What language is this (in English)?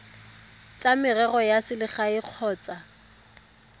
Tswana